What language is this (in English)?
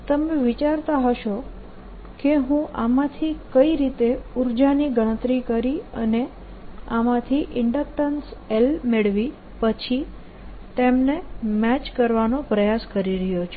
Gujarati